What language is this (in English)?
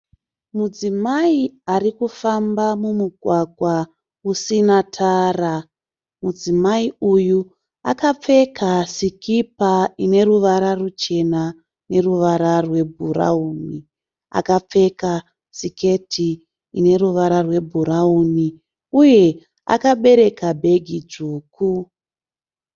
Shona